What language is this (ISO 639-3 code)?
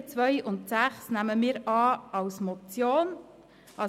gsw